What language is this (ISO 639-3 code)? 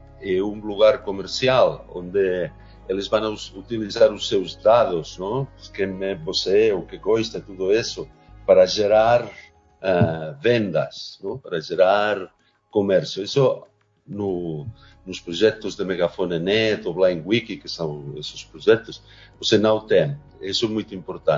por